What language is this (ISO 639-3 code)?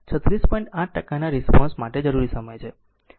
guj